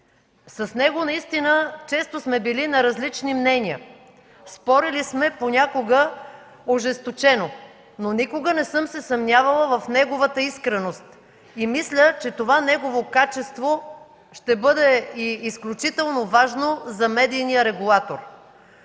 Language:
Bulgarian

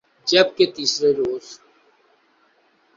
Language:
Urdu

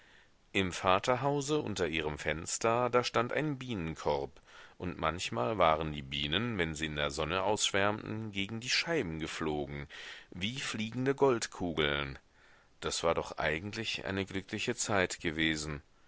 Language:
German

